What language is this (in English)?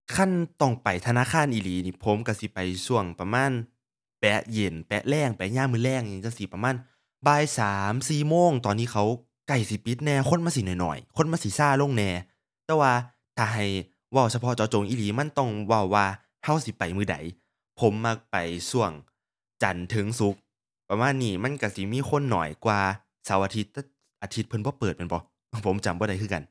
Thai